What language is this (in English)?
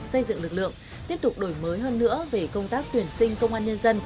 Vietnamese